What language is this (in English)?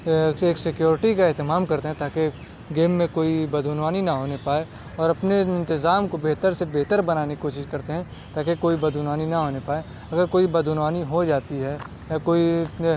Urdu